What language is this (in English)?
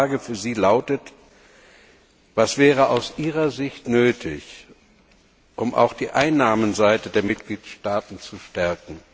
German